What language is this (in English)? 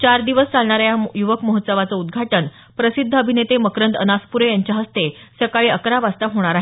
Marathi